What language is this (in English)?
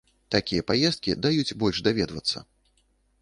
Belarusian